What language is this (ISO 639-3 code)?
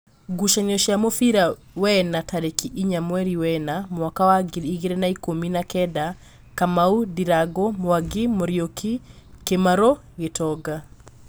kik